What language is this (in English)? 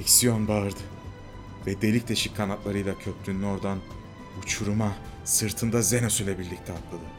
Turkish